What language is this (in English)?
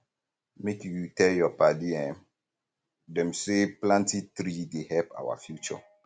Nigerian Pidgin